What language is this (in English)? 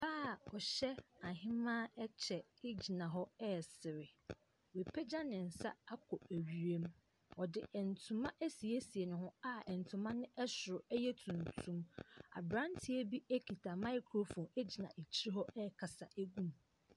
Akan